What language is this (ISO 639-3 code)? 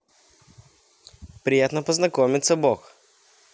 rus